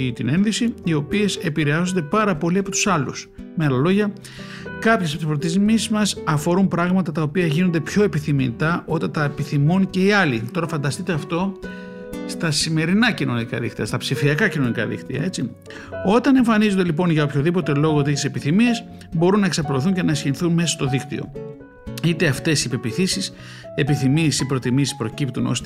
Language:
Greek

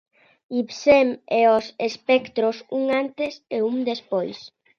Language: Galician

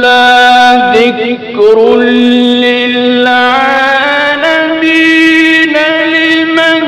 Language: Arabic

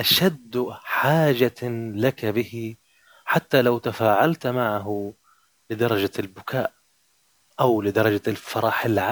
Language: Arabic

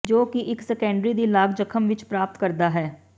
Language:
Punjabi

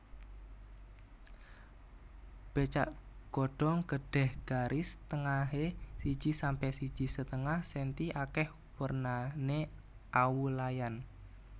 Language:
Javanese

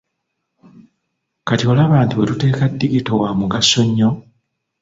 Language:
Ganda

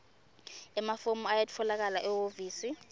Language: Swati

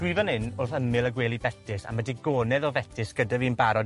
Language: Welsh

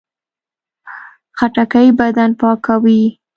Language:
Pashto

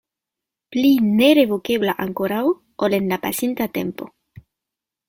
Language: Esperanto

